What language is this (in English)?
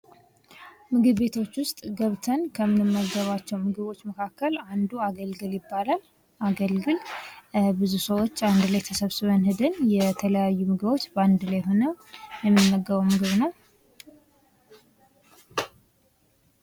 Amharic